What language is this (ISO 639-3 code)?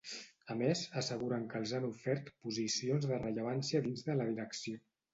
cat